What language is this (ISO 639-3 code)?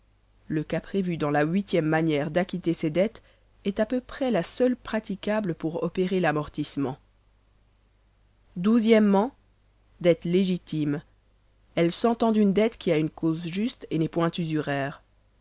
fra